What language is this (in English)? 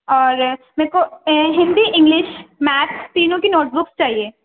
Urdu